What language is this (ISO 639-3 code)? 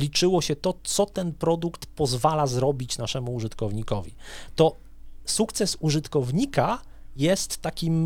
pol